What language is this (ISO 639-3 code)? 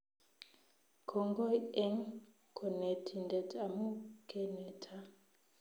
kln